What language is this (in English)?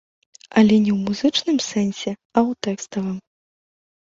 Belarusian